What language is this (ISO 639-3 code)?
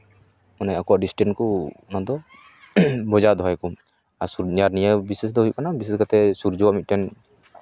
sat